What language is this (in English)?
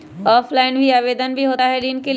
Magahi